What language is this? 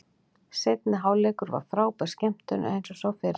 Icelandic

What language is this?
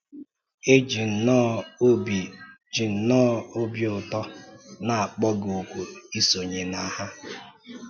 Igbo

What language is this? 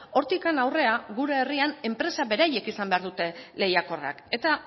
Basque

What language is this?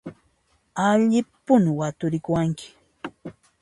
Puno Quechua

